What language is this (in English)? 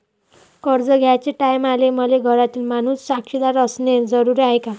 Marathi